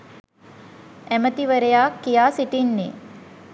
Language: Sinhala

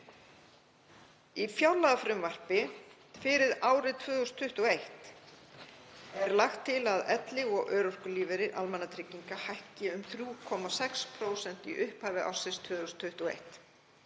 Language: Icelandic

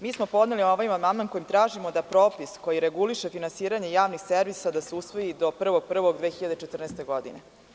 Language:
Serbian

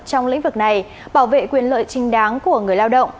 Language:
Vietnamese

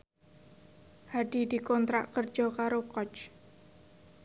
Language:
Javanese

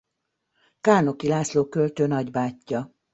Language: Hungarian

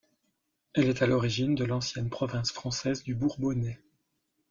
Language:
French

